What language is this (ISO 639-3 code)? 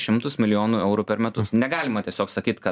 lit